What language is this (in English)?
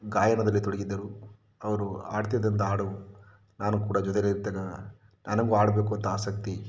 Kannada